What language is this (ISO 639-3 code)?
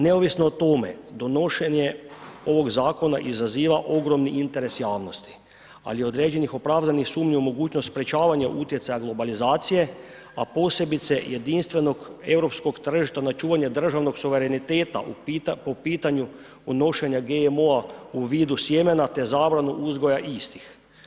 hrv